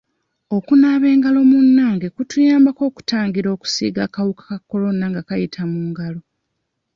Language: Ganda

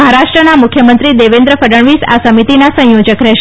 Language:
Gujarati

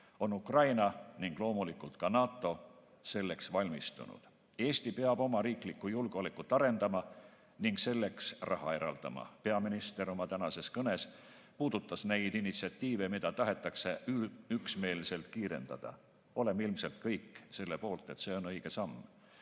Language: Estonian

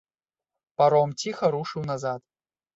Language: Belarusian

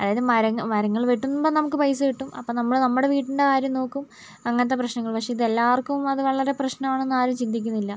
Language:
Malayalam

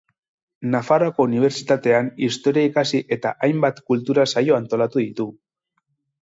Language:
Basque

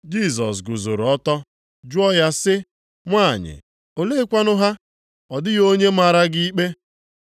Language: Igbo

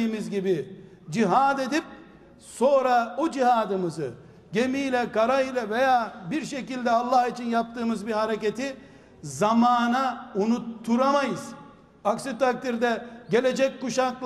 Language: Turkish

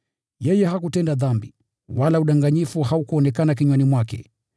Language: Swahili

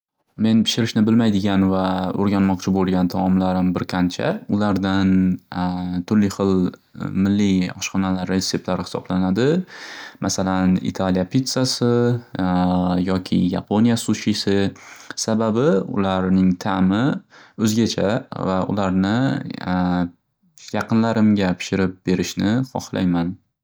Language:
Uzbek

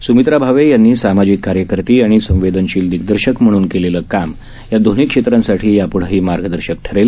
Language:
Marathi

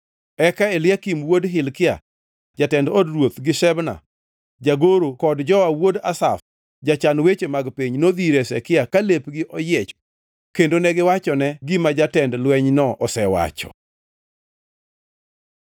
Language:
Luo (Kenya and Tanzania)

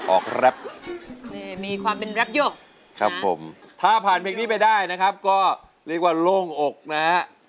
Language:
Thai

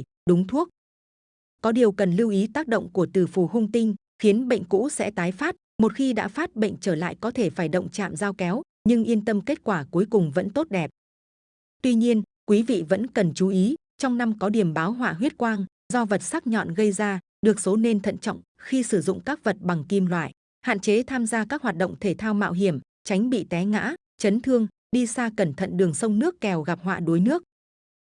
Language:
Vietnamese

